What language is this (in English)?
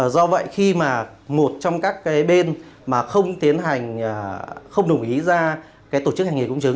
Vietnamese